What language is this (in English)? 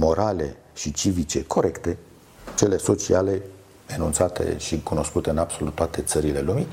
Romanian